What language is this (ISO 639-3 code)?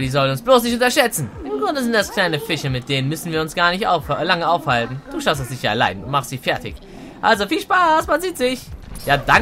deu